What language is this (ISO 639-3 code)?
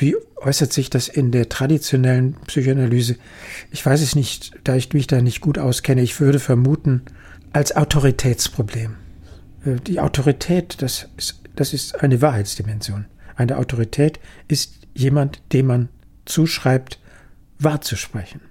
deu